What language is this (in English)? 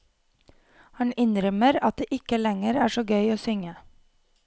Norwegian